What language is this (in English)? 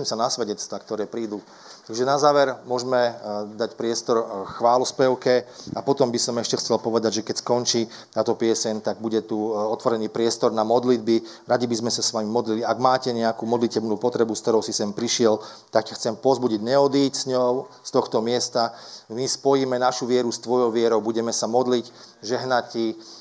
Slovak